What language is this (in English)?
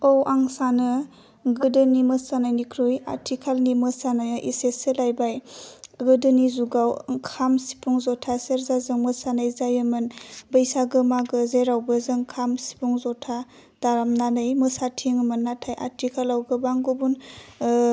Bodo